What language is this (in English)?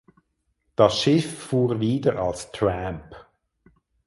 German